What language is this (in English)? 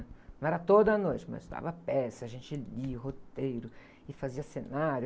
Portuguese